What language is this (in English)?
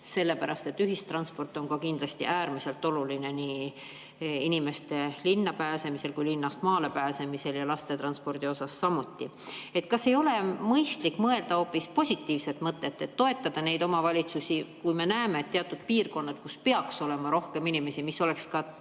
Estonian